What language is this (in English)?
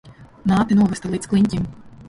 Latvian